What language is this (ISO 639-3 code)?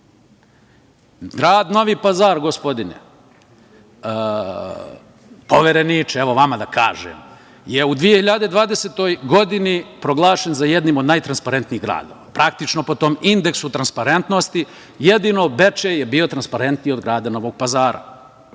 srp